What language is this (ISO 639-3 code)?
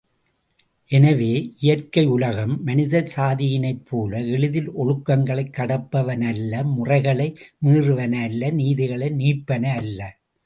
tam